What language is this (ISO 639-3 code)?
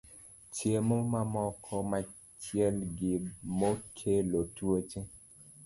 luo